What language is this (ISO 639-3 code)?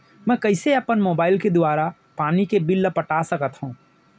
hne